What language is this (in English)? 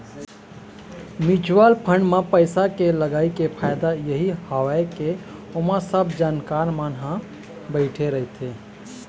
Chhattisgarhi